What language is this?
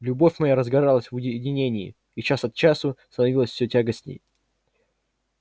Russian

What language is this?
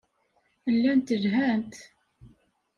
Kabyle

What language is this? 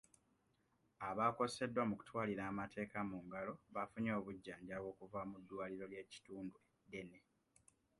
Ganda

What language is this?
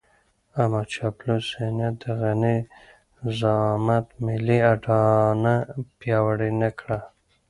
Pashto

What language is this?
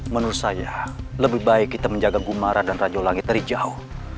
Indonesian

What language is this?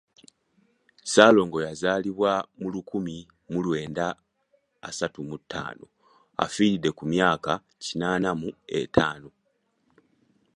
Ganda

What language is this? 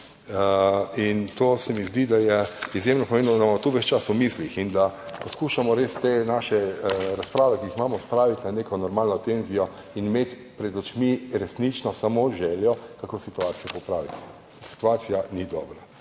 Slovenian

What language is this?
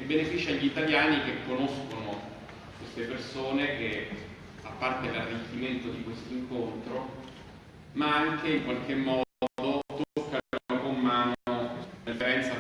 Italian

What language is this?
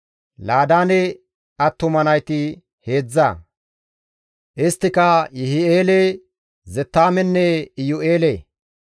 Gamo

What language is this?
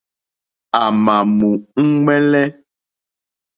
Mokpwe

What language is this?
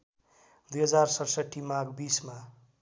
Nepali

